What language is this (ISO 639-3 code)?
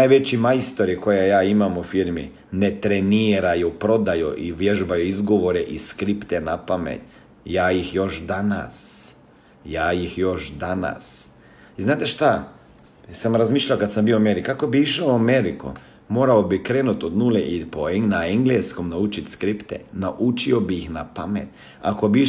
hrv